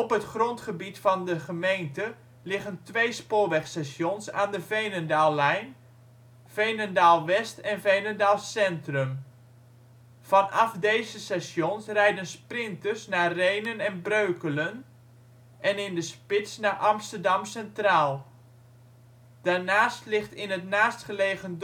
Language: Dutch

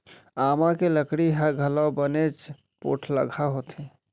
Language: Chhattisgarhi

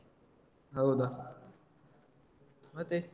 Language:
Kannada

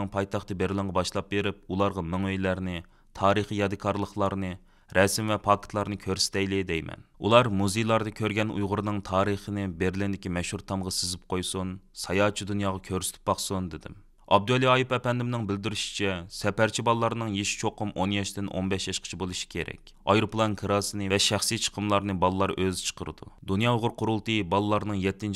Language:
Turkish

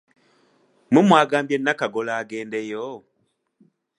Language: Ganda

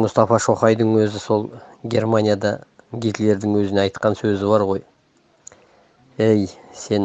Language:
Turkish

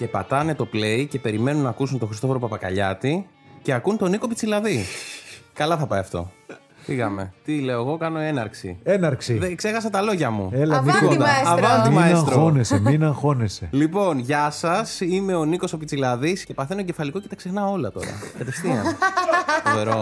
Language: Greek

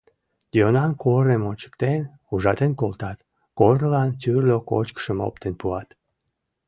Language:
Mari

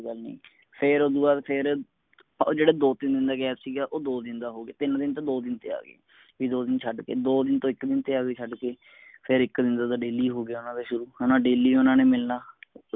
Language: Punjabi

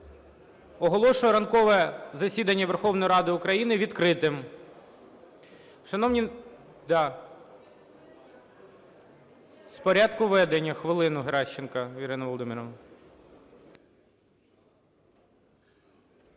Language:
Ukrainian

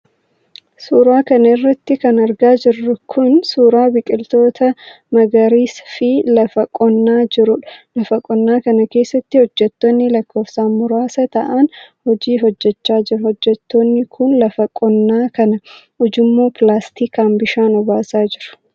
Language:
Oromo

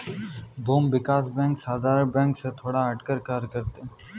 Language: Hindi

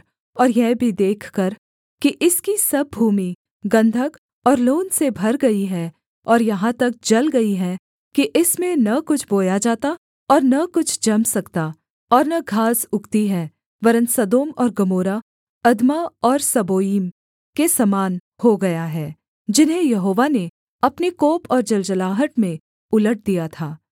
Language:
Hindi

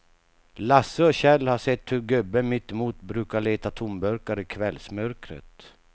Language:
Swedish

